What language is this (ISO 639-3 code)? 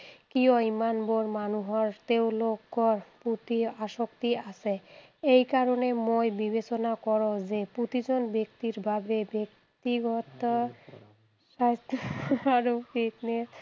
asm